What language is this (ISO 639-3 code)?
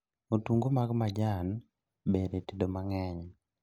luo